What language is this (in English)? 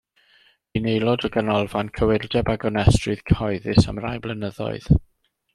Welsh